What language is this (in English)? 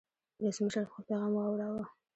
Pashto